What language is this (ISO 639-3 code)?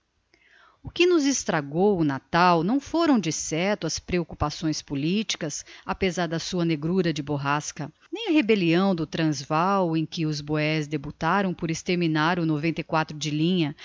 por